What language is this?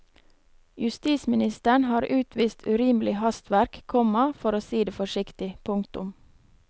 Norwegian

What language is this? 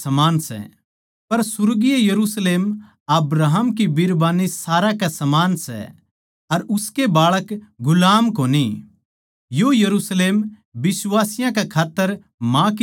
Haryanvi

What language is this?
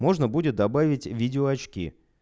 Russian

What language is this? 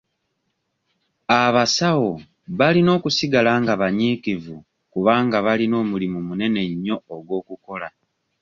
Ganda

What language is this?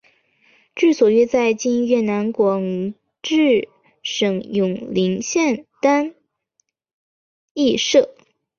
Chinese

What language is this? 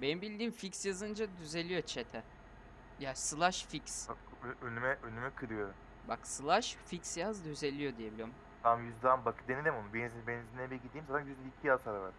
Turkish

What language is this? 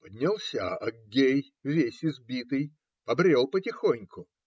Russian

